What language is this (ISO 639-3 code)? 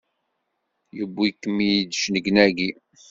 kab